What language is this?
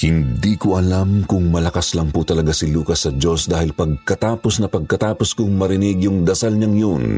Filipino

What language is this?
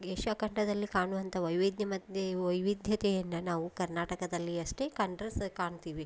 Kannada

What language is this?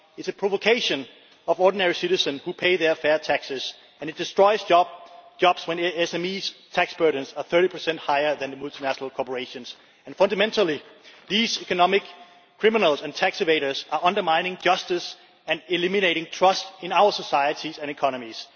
English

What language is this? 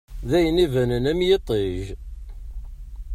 Kabyle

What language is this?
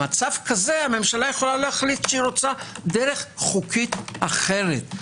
Hebrew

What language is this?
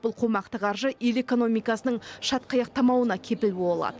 Kazakh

